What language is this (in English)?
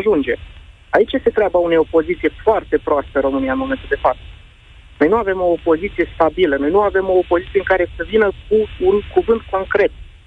Romanian